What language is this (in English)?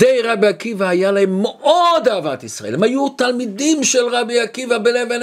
Hebrew